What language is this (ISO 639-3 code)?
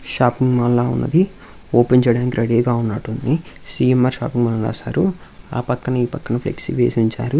tel